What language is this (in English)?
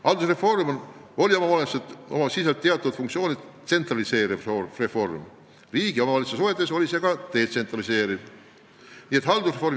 Estonian